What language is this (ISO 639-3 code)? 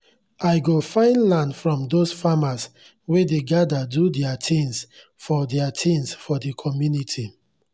pcm